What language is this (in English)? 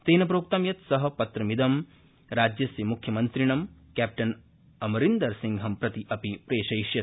Sanskrit